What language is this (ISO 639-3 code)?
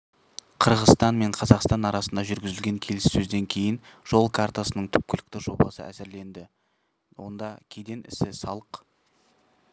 kaz